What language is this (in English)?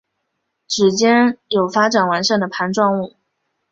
Chinese